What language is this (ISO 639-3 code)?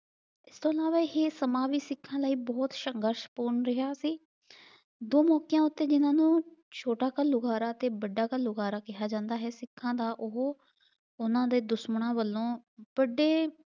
pan